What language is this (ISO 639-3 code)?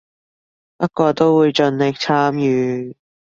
yue